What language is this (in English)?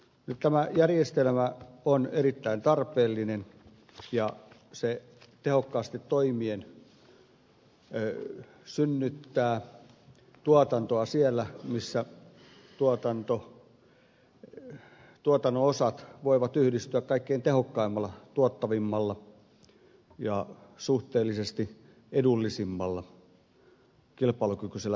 Finnish